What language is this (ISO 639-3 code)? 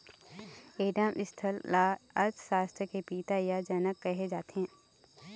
hne